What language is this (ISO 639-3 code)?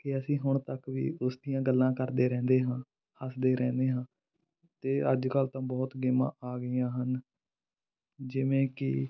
pan